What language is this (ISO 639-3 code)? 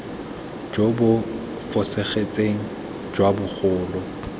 tsn